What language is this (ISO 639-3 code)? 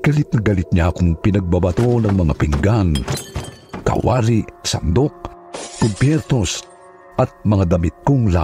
fil